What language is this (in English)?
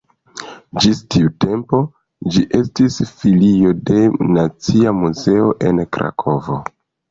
Esperanto